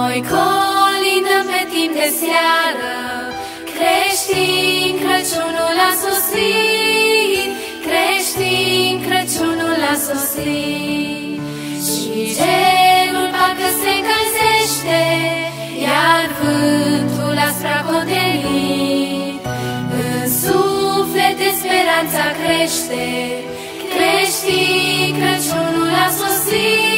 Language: Romanian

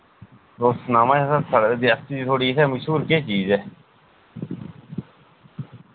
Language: Dogri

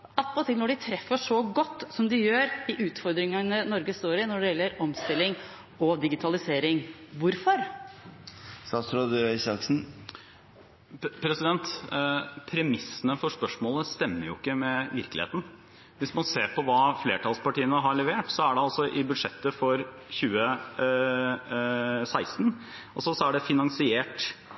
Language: Norwegian Bokmål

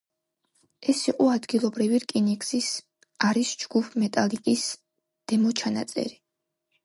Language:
Georgian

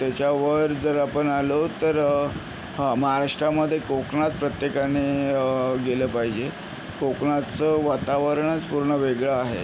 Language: Marathi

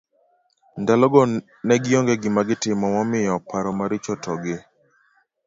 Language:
Luo (Kenya and Tanzania)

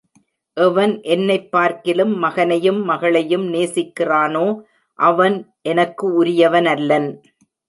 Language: Tamil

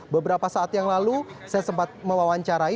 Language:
Indonesian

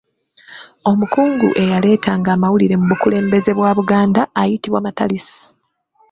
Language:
Ganda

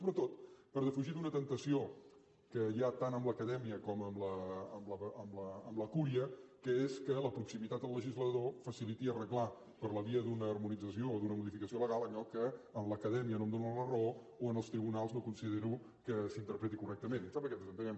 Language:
Catalan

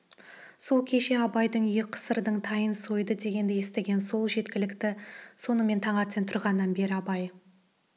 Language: Kazakh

